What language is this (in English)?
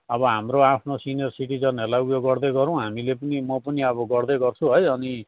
Nepali